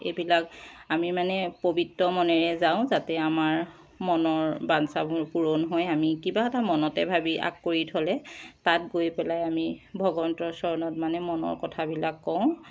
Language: Assamese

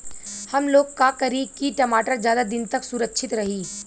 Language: Bhojpuri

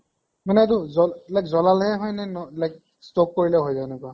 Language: Assamese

